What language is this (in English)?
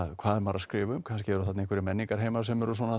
Icelandic